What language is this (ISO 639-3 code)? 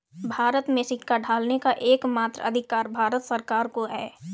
hin